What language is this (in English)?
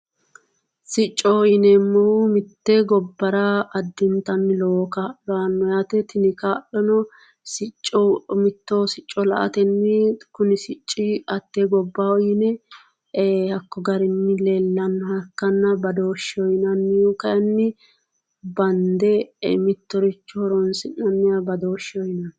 Sidamo